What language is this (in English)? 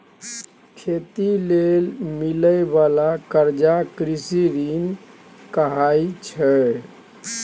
Maithili